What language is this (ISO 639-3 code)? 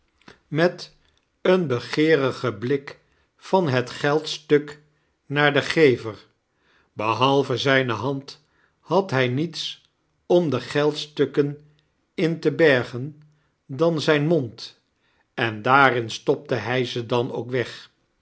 nld